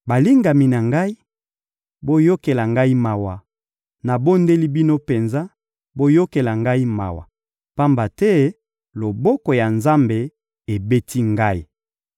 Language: Lingala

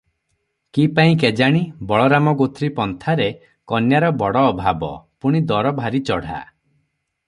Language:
Odia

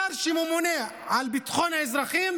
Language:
Hebrew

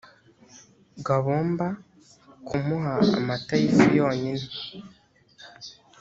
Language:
Kinyarwanda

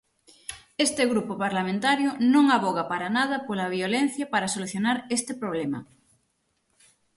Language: Galician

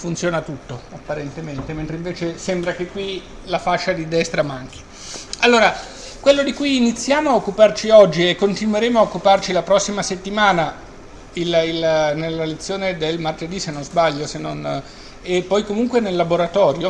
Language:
Italian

